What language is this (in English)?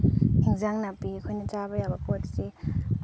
Manipuri